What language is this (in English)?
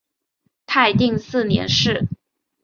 Chinese